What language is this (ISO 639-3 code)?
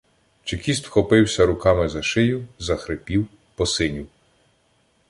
ukr